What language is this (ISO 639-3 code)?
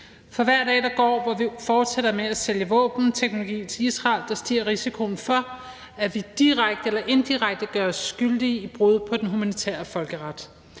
dan